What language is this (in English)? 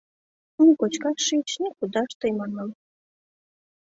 Mari